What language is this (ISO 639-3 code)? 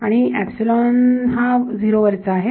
mar